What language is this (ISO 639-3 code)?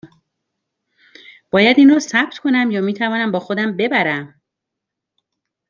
fas